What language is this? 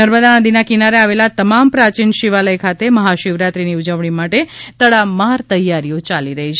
Gujarati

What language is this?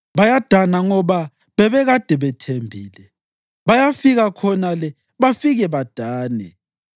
North Ndebele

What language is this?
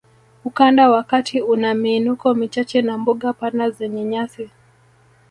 Swahili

